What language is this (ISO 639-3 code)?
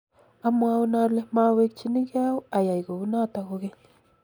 kln